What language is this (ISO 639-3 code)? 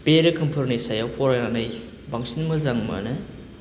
brx